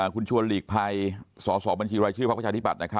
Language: Thai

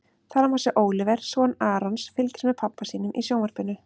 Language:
Icelandic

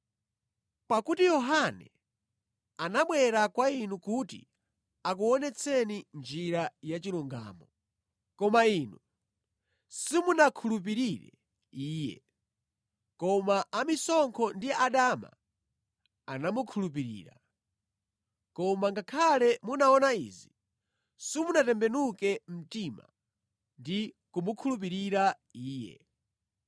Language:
Nyanja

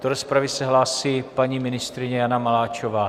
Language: Czech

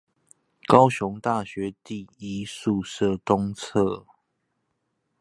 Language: Chinese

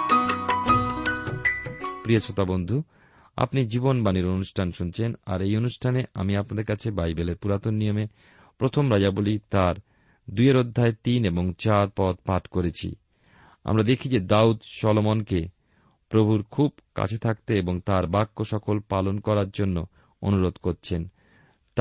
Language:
Bangla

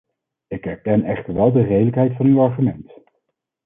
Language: Dutch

